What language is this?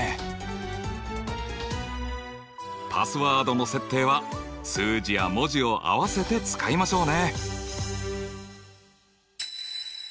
Japanese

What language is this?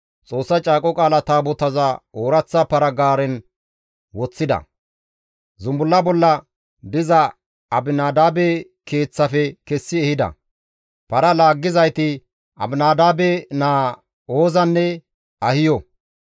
Gamo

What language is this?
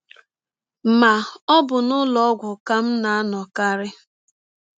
Igbo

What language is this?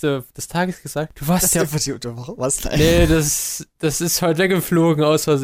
German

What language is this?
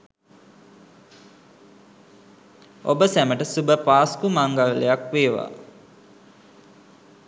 Sinhala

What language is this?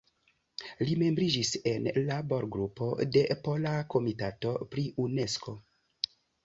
Esperanto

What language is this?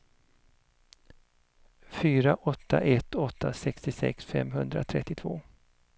Swedish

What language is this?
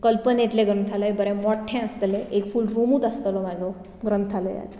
Konkani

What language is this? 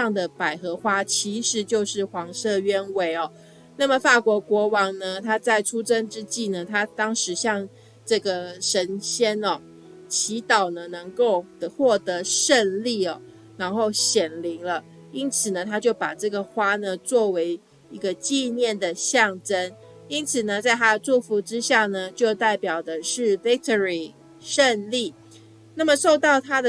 Chinese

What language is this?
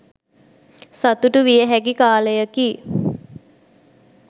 Sinhala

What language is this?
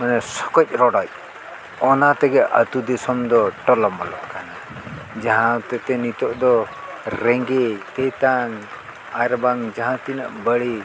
Santali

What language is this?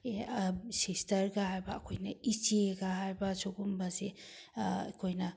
Manipuri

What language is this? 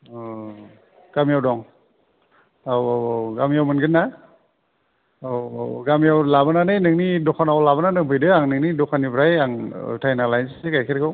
Bodo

